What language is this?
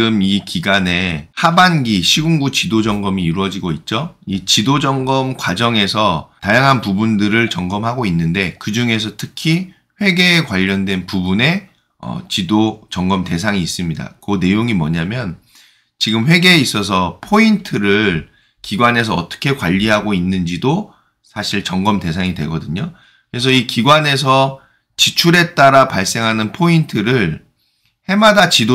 Korean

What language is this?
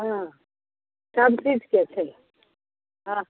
Maithili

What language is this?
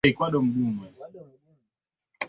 Swahili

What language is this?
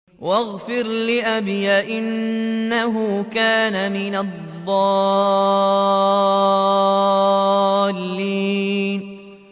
Arabic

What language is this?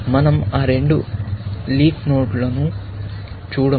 Telugu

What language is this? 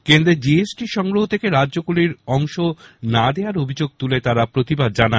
Bangla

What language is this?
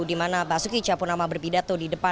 Indonesian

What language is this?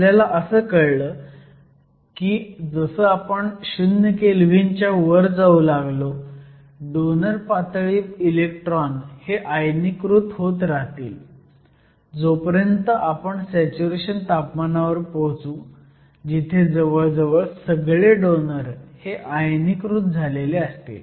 Marathi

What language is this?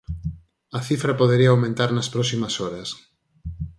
Galician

